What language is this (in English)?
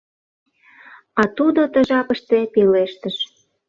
Mari